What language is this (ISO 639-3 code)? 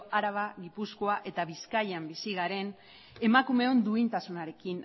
eus